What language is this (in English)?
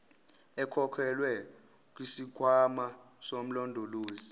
Zulu